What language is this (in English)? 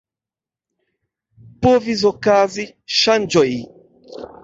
Esperanto